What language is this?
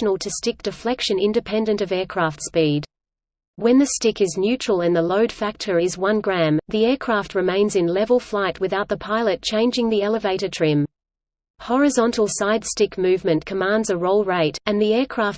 English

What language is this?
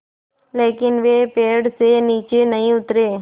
Hindi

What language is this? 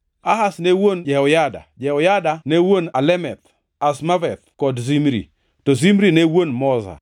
Luo (Kenya and Tanzania)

